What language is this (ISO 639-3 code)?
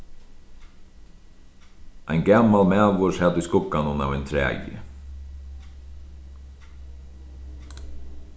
fao